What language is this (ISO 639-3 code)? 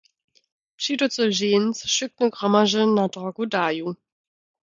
dsb